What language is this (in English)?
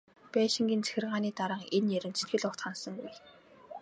Mongolian